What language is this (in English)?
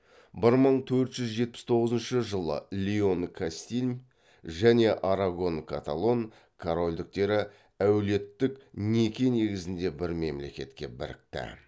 Kazakh